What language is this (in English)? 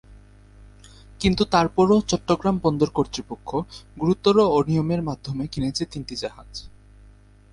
Bangla